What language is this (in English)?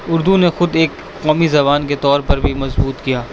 Urdu